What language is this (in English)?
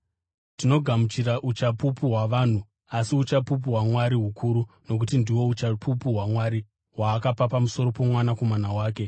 Shona